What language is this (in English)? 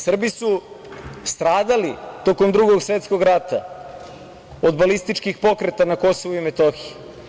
Serbian